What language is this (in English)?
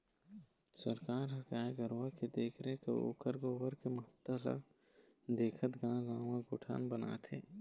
Chhattisgarhi